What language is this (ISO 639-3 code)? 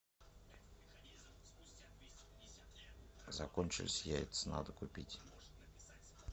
rus